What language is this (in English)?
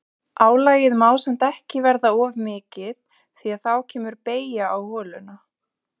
Icelandic